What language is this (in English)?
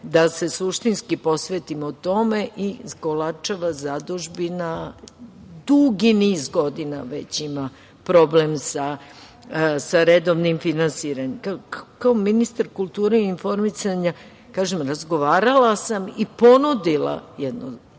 Serbian